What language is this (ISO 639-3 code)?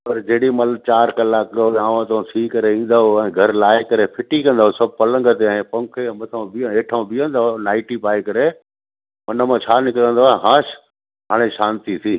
snd